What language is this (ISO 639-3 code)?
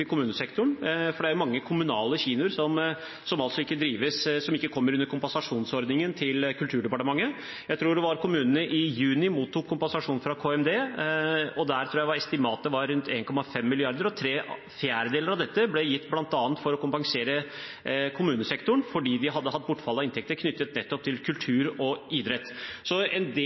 nob